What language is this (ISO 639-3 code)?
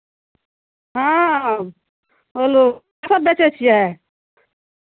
mai